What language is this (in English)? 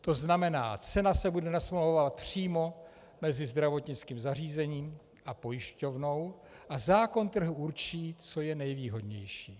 Czech